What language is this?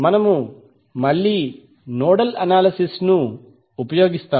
Telugu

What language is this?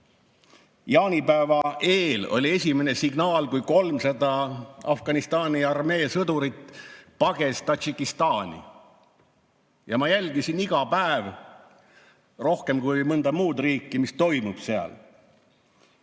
Estonian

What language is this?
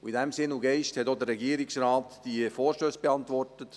Swiss German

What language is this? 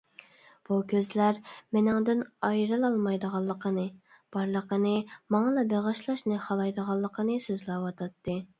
Uyghur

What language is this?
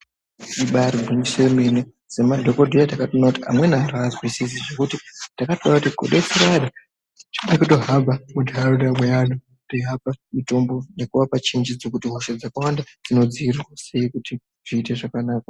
Ndau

